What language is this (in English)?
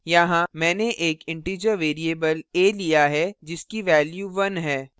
Hindi